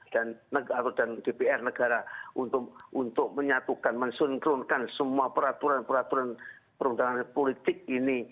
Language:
Indonesian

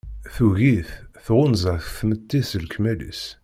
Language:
Kabyle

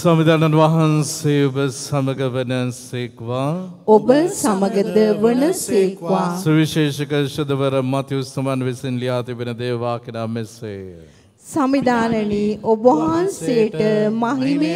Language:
Romanian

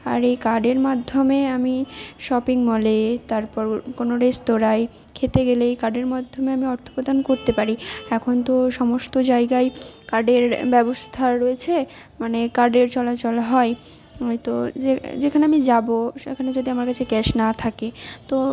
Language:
Bangla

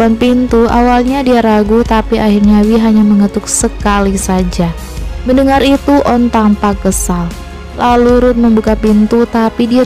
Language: Indonesian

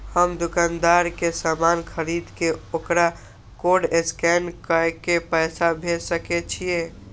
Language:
Maithili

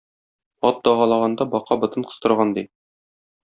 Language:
Tatar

